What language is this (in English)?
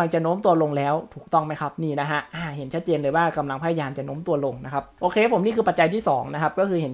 Thai